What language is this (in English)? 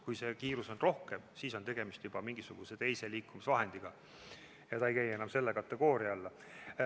Estonian